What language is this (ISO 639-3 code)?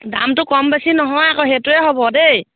asm